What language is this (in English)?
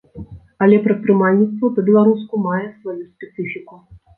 Belarusian